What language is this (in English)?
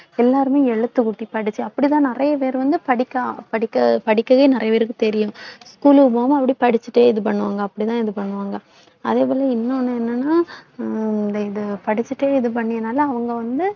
Tamil